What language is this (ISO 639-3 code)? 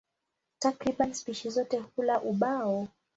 swa